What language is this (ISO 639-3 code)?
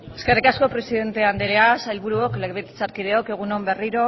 eus